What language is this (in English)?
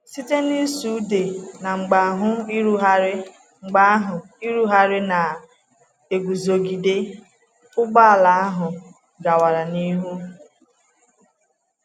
Igbo